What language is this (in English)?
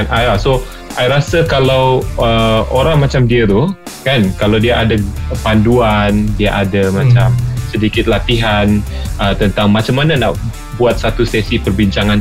Malay